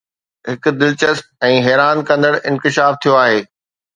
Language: Sindhi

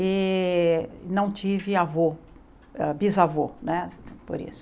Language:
Portuguese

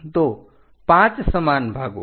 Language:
Gujarati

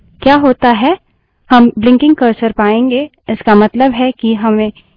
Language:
Hindi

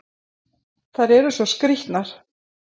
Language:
Icelandic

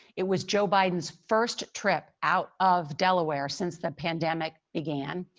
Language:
English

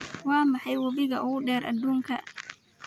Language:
Somali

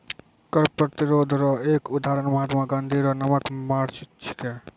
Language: Maithili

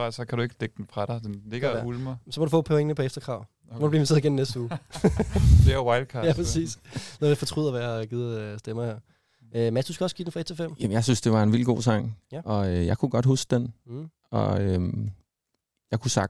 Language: Danish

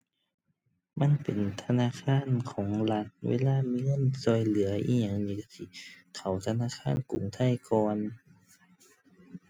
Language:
Thai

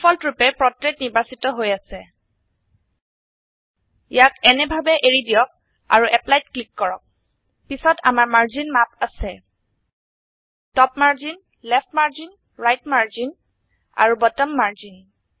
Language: Assamese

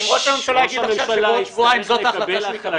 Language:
Hebrew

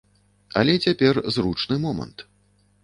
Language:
Belarusian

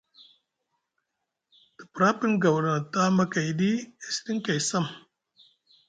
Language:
Musgu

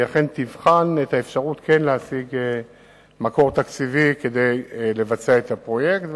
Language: Hebrew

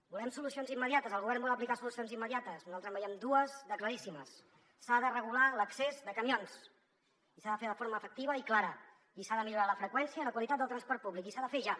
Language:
Catalan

